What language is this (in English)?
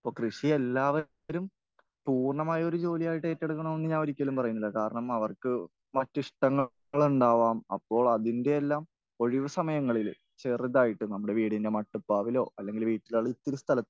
Malayalam